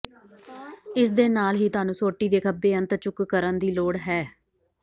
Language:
Punjabi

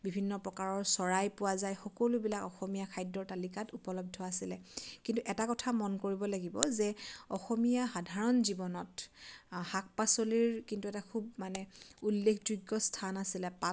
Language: Assamese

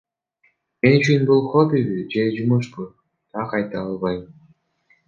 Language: Kyrgyz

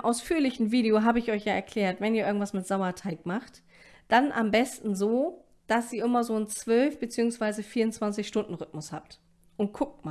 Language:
German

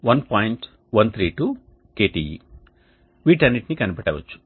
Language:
Telugu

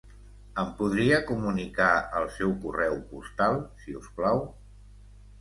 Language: Catalan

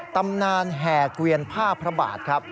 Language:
Thai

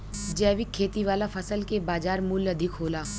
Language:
Bhojpuri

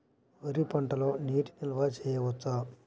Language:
Telugu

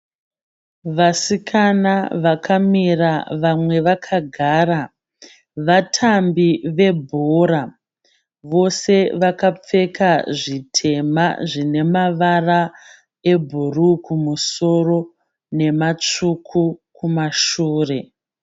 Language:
Shona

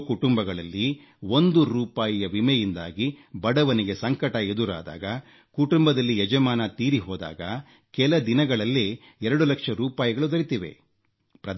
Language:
Kannada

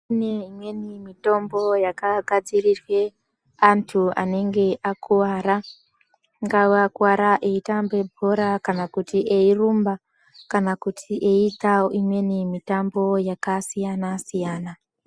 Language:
Ndau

